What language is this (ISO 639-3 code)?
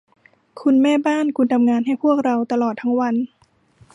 tha